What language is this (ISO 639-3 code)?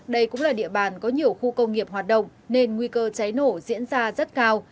vie